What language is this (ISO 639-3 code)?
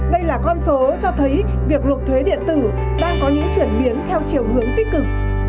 vie